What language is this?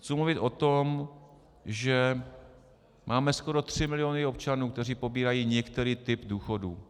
Czech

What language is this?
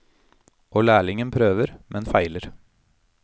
Norwegian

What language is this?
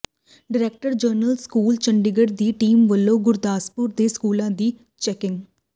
Punjabi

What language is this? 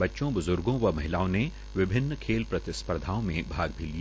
Hindi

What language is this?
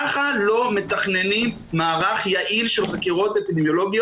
Hebrew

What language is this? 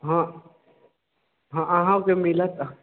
Maithili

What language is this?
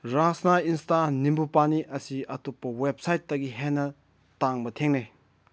Manipuri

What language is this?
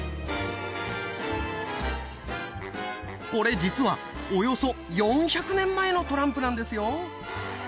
Japanese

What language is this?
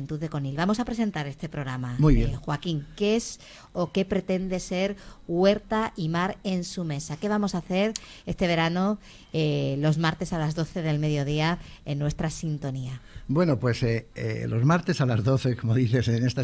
Spanish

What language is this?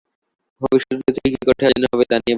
Bangla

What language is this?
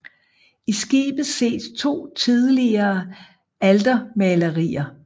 Danish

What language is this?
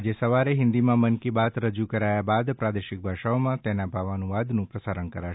Gujarati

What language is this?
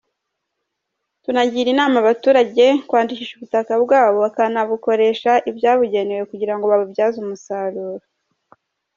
Kinyarwanda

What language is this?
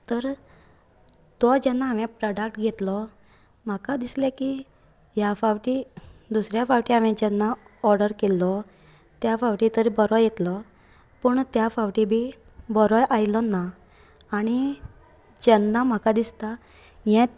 Konkani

